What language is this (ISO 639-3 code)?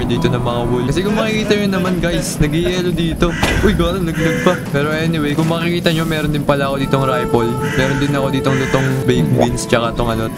fil